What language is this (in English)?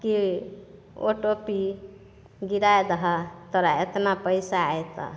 Maithili